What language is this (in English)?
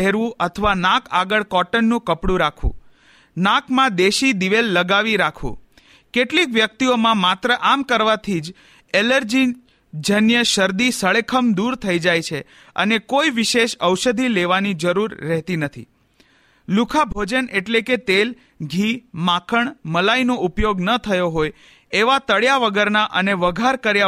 Hindi